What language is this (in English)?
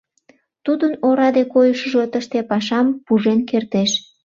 Mari